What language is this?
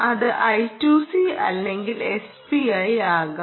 Malayalam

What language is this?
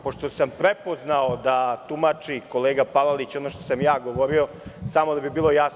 Serbian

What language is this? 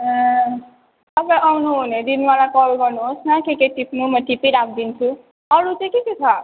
Nepali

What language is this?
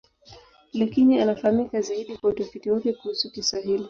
Swahili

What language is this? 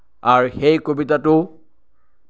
Assamese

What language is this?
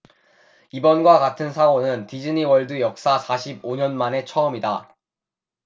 Korean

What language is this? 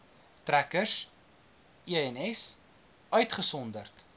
Afrikaans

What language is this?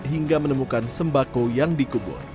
Indonesian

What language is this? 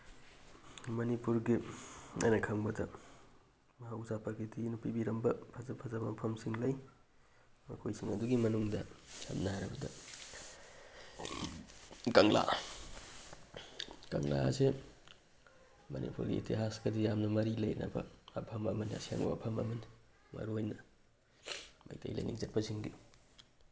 Manipuri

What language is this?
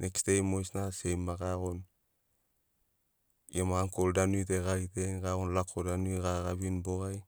Sinaugoro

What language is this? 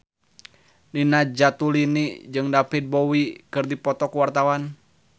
Sundanese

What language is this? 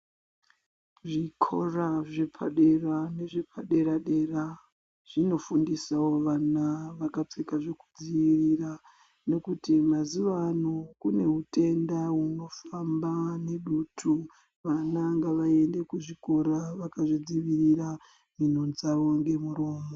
Ndau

